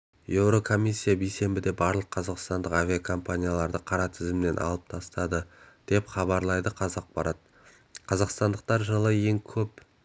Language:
Kazakh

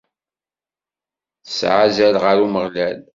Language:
Kabyle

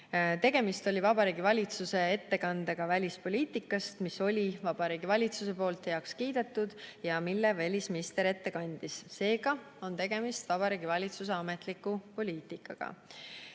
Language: Estonian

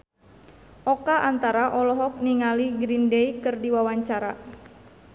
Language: Sundanese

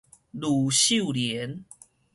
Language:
Min Nan Chinese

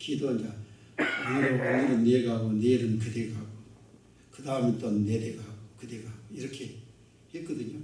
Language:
Korean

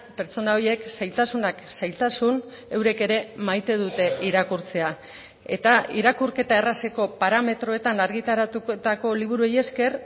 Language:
Basque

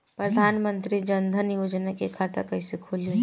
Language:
Bhojpuri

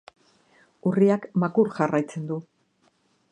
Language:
Basque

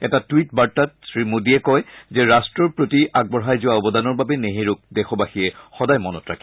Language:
Assamese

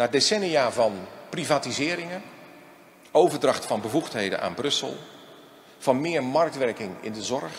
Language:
Dutch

